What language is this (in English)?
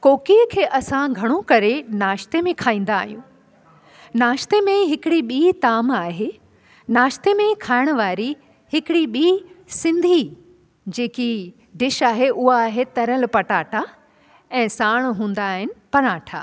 Sindhi